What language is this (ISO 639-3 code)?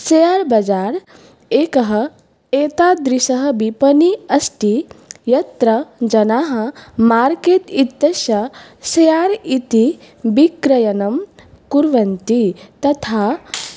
san